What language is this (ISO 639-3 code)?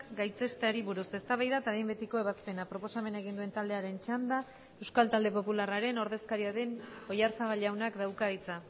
eus